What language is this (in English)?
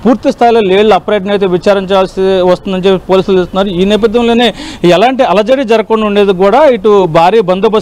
Telugu